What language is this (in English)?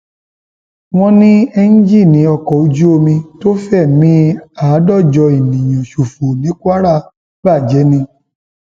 Yoruba